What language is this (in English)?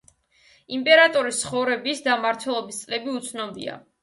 Georgian